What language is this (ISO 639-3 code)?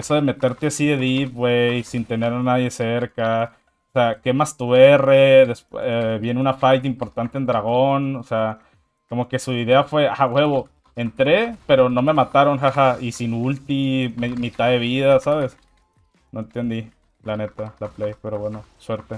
spa